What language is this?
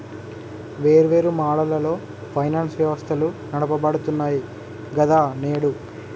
Telugu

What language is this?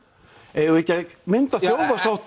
Icelandic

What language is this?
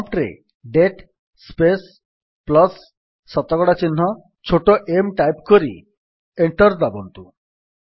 Odia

